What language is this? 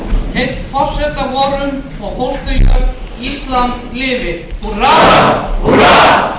Icelandic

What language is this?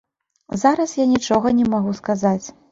Belarusian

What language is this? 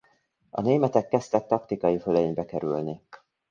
Hungarian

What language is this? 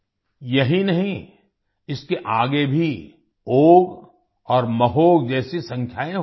Hindi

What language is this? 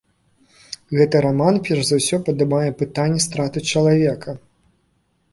Belarusian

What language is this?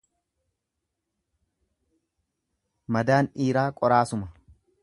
Oromo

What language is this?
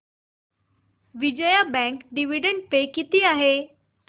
Marathi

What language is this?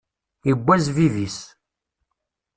Kabyle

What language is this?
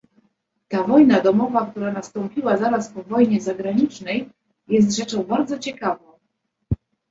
Polish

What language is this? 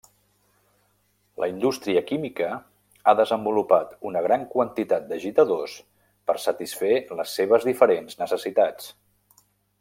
Catalan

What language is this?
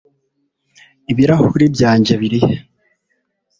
Kinyarwanda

